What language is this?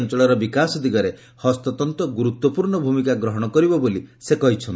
Odia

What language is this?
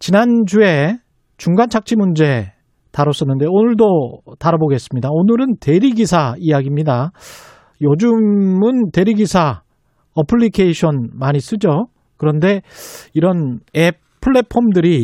Korean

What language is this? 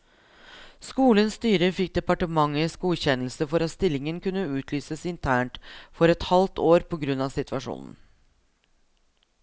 Norwegian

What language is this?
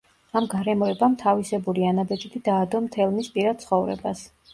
Georgian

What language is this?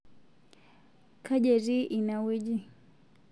Masai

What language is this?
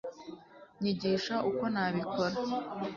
Kinyarwanda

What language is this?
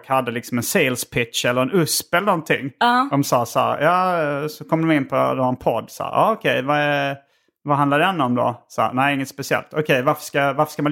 Swedish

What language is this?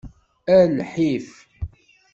Kabyle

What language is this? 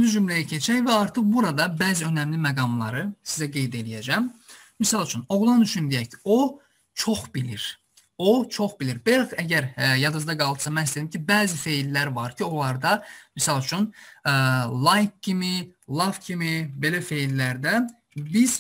Turkish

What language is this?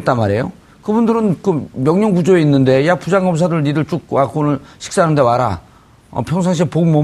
Korean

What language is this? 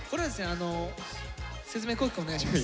Japanese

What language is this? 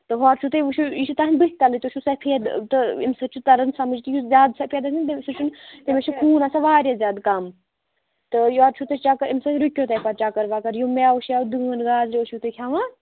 Kashmiri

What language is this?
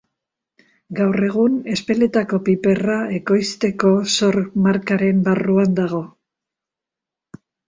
Basque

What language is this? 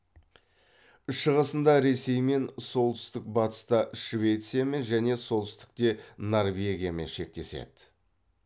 Kazakh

